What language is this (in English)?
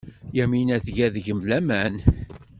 Kabyle